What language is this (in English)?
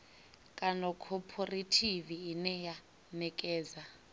Venda